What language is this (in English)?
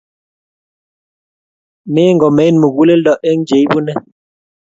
Kalenjin